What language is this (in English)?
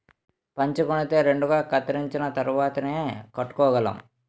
Telugu